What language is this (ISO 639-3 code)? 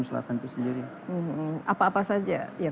ind